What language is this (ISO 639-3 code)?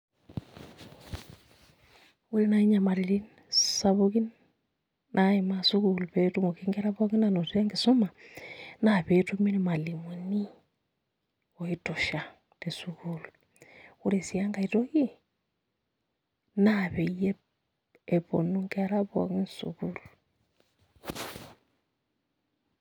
mas